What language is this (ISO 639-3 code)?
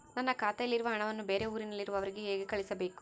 kan